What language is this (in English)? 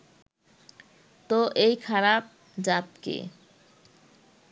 Bangla